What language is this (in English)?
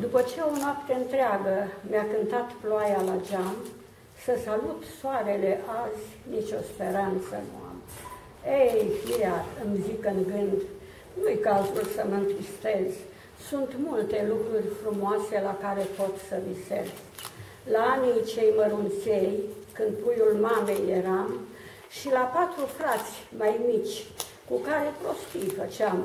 Romanian